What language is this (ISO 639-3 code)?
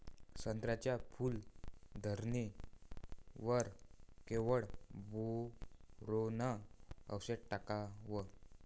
mar